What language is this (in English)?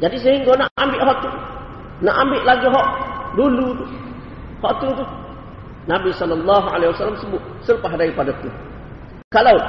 Malay